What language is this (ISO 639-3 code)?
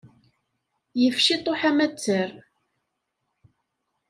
kab